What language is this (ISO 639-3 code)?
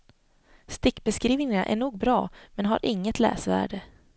swe